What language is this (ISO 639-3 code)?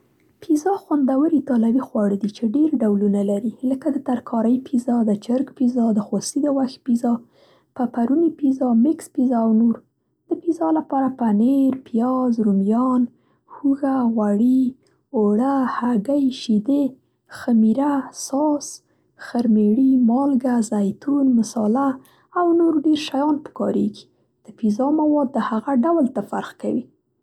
pst